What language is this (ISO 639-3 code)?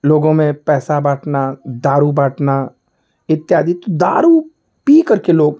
hin